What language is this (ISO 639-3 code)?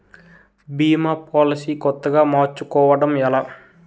tel